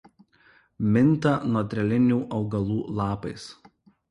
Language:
Lithuanian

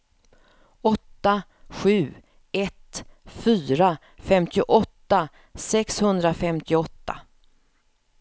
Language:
Swedish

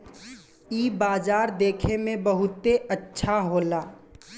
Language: Bhojpuri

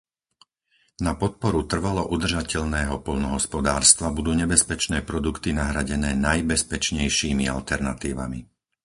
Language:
Slovak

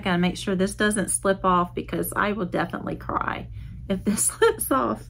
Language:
English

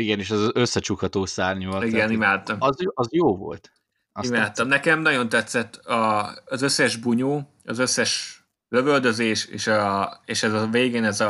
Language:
Hungarian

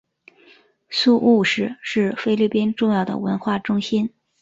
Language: Chinese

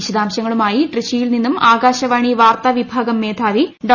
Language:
Malayalam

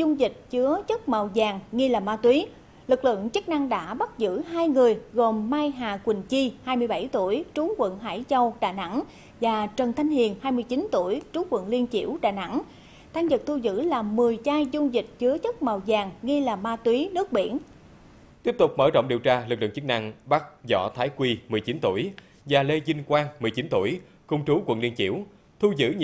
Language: Vietnamese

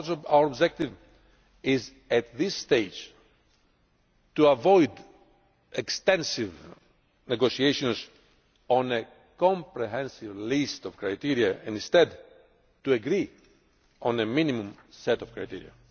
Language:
English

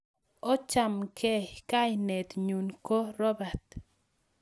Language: Kalenjin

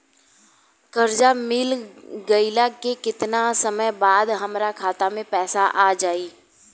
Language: Bhojpuri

